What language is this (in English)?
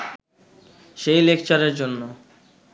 Bangla